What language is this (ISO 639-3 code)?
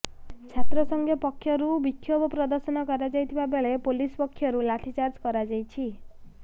ori